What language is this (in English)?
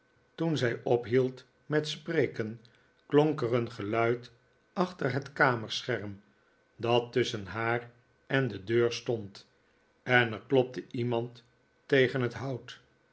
Dutch